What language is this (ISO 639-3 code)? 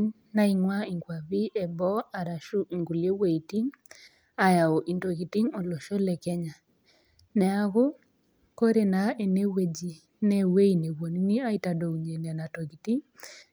mas